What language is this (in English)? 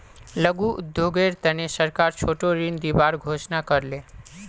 Magahi